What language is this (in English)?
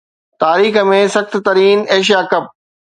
Sindhi